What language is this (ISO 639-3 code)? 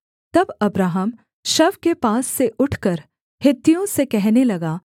hin